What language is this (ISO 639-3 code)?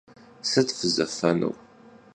kbd